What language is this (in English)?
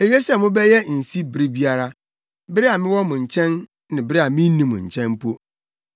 Akan